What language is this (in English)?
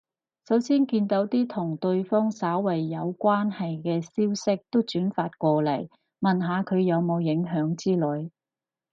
Cantonese